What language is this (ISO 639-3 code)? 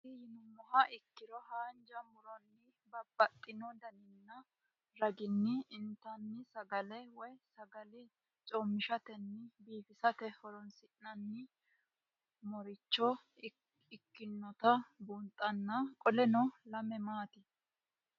sid